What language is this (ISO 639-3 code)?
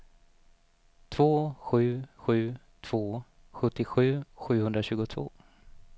swe